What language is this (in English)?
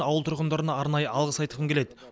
Kazakh